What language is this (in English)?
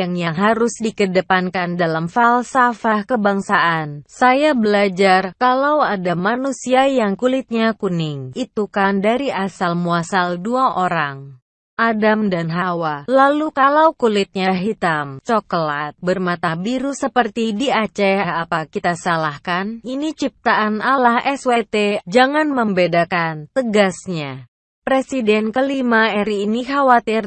Indonesian